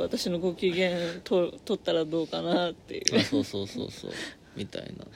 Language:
Japanese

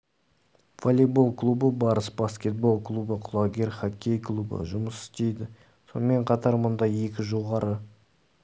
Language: Kazakh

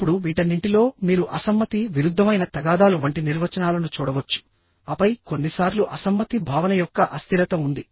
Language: Telugu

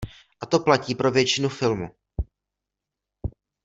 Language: Czech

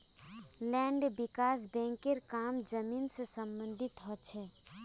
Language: Magahi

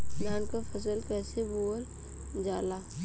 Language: Bhojpuri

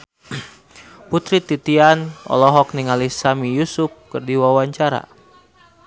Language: Sundanese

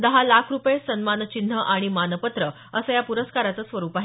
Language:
Marathi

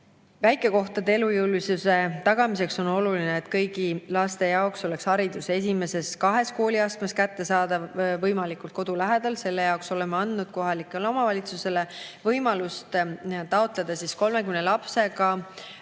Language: Estonian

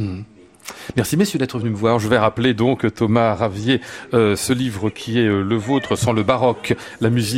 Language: French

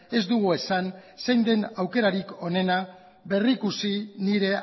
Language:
Basque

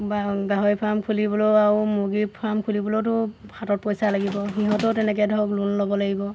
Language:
Assamese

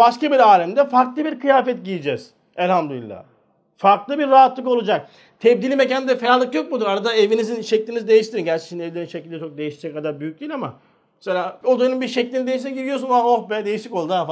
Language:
Turkish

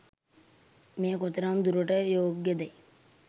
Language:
Sinhala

